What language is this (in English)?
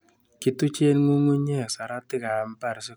Kalenjin